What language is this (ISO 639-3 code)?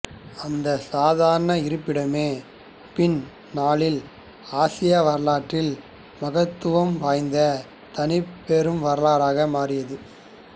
tam